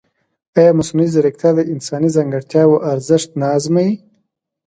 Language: Pashto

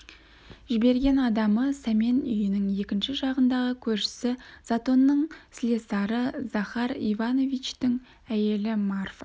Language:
Kazakh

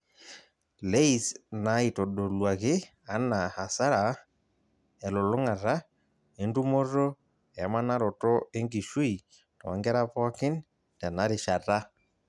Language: Masai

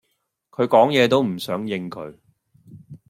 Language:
Cantonese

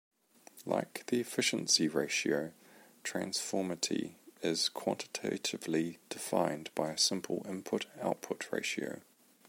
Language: English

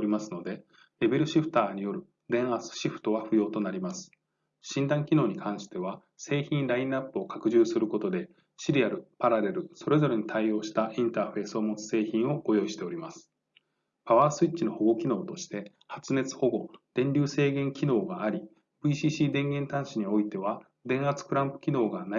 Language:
Japanese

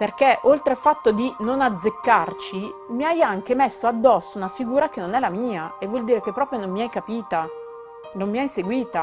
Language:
Italian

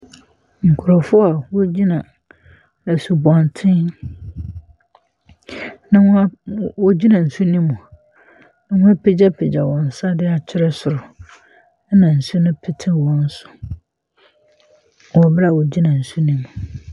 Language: Akan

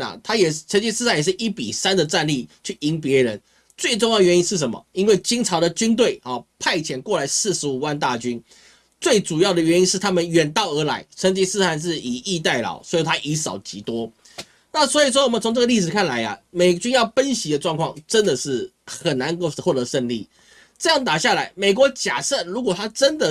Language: Chinese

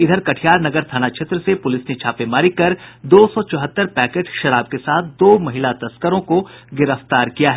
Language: Hindi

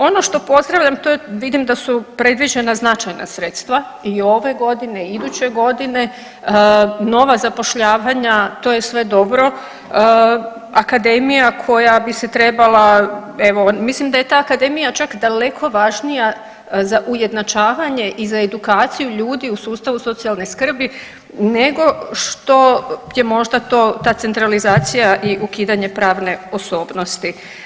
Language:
Croatian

